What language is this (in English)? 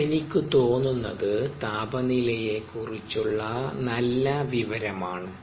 Malayalam